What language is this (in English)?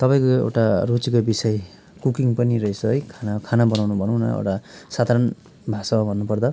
Nepali